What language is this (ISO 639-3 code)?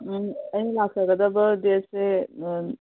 mni